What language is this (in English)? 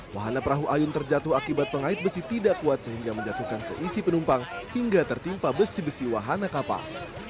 Indonesian